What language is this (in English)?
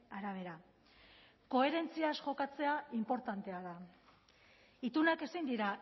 Basque